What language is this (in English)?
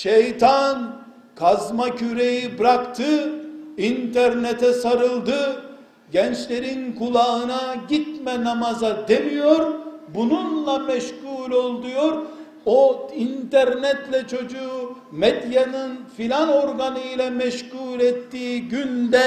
Turkish